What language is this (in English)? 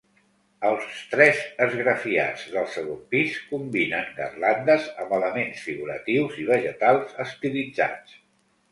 Catalan